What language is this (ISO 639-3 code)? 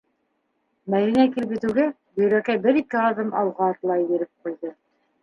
bak